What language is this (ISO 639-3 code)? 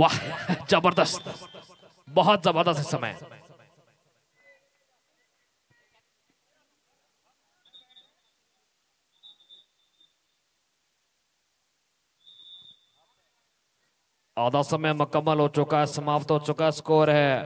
hin